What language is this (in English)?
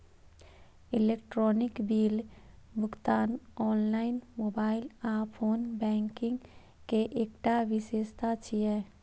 Maithili